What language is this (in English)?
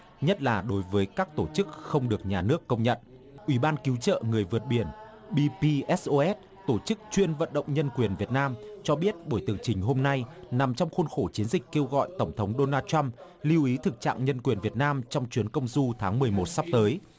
Vietnamese